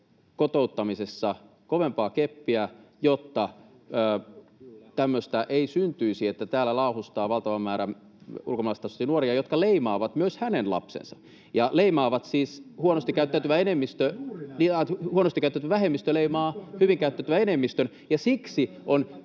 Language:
Finnish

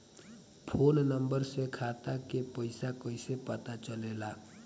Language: Bhojpuri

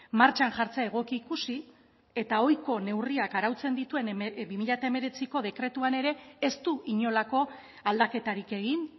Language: Basque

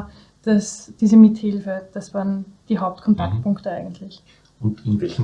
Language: German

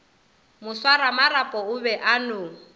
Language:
Northern Sotho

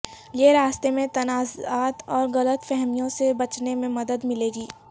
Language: Urdu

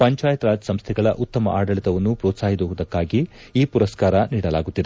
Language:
Kannada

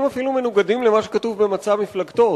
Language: Hebrew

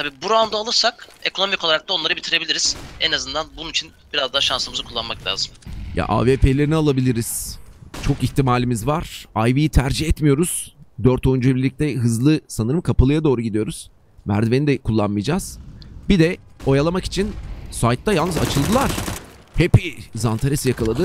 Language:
Turkish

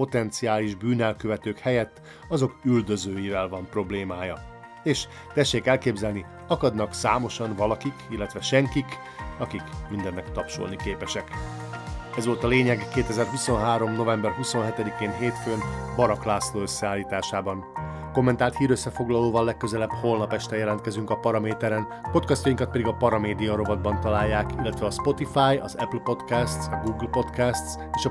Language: Hungarian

